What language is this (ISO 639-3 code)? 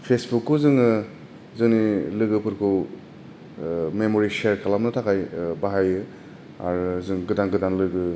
brx